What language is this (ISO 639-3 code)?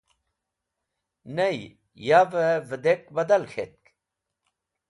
wbl